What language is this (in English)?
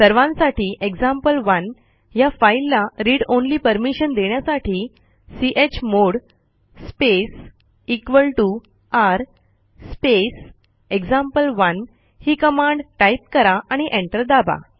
Marathi